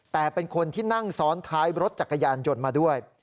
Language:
Thai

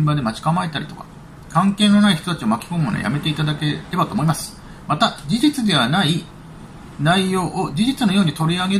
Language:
Japanese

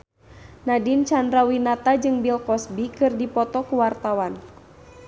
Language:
Sundanese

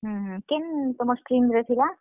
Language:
Odia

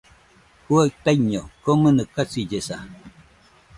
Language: Nüpode Huitoto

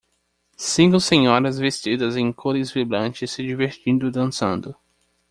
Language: Portuguese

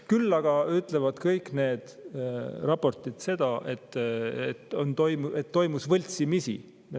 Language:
Estonian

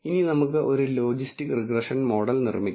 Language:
Malayalam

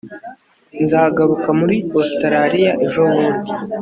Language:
Kinyarwanda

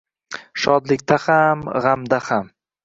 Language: Uzbek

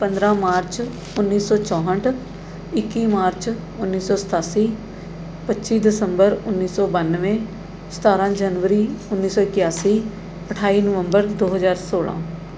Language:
Punjabi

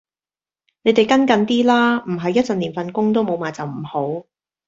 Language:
Cantonese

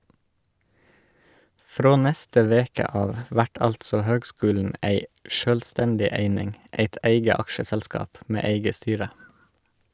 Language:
Norwegian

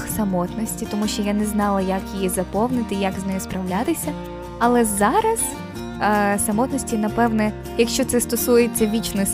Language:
Ukrainian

